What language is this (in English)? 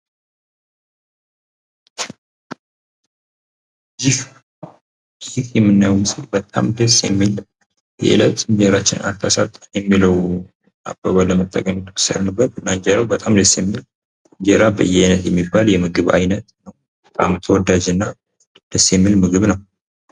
Amharic